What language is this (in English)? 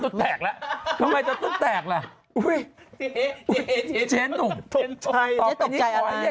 Thai